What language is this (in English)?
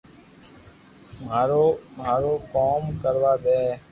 Loarki